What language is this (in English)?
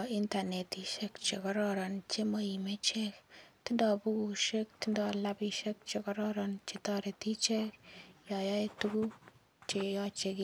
Kalenjin